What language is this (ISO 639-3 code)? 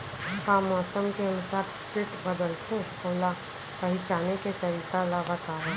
hne